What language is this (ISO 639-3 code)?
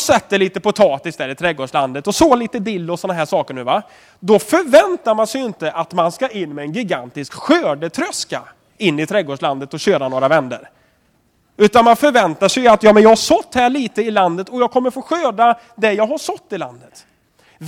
swe